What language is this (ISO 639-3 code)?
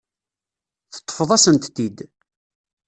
kab